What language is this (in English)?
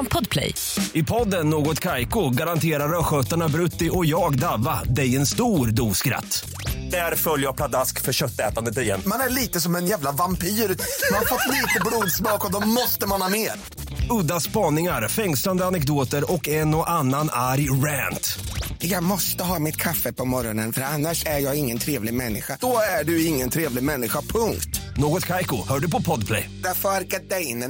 Swedish